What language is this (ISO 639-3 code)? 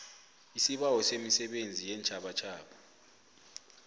nbl